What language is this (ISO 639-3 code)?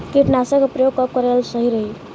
bho